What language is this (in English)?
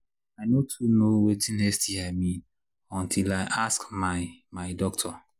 Nigerian Pidgin